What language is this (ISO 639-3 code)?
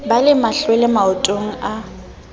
sot